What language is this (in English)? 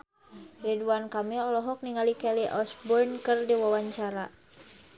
Sundanese